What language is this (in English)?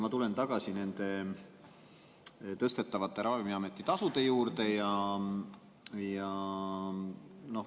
Estonian